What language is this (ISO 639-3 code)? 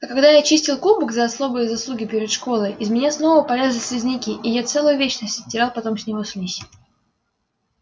rus